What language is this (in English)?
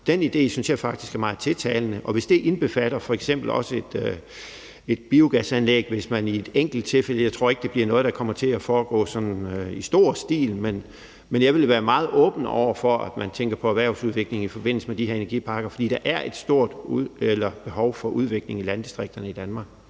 Danish